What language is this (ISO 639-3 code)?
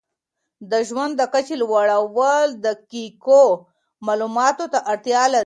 pus